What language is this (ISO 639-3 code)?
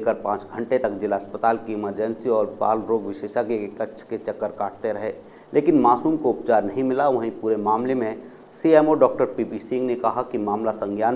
hin